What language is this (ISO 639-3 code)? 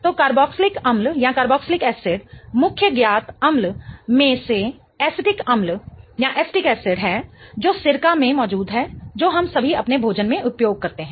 hin